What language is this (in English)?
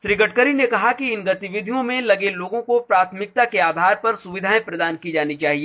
Hindi